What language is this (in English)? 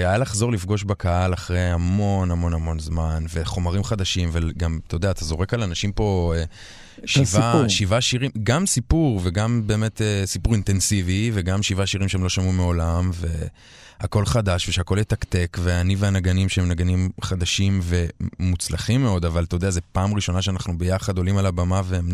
Hebrew